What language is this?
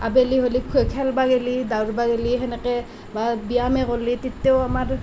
Assamese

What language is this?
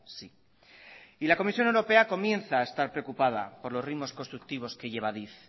Spanish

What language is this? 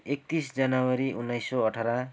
Nepali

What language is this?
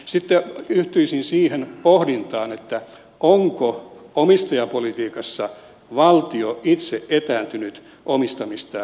Finnish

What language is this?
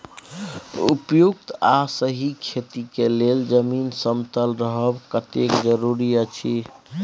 Maithili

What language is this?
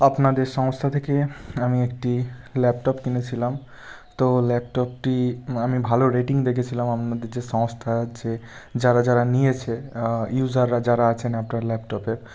Bangla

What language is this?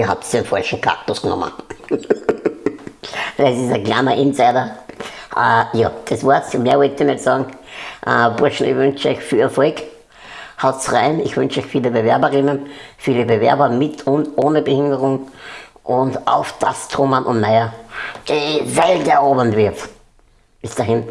German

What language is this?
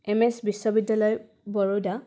Assamese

